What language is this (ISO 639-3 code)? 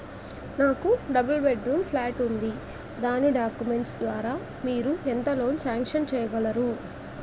tel